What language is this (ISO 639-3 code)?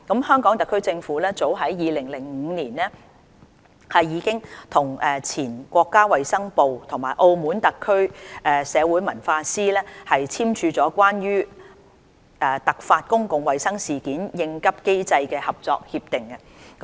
yue